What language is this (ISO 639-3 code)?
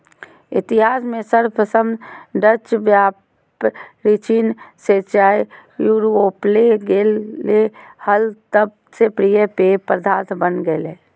mag